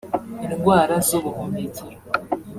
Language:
Kinyarwanda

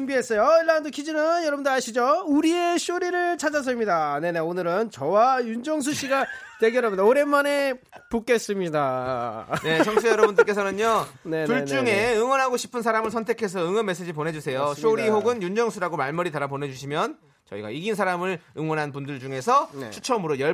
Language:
Korean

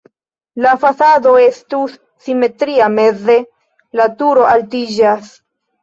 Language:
Esperanto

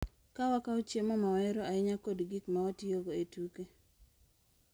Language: Luo (Kenya and Tanzania)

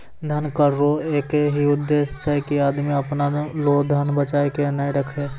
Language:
Maithili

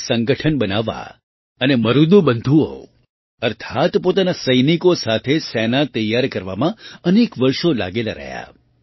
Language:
Gujarati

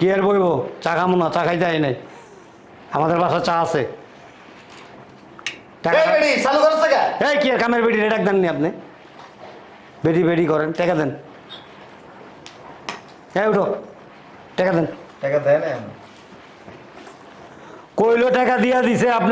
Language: Bangla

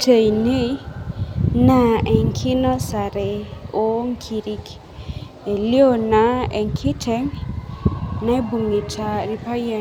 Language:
Masai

